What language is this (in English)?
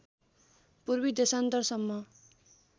Nepali